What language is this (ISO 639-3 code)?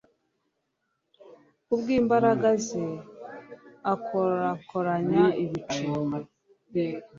kin